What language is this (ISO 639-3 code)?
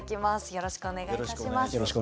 jpn